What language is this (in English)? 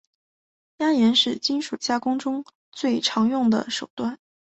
Chinese